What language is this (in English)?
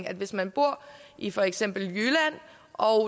Danish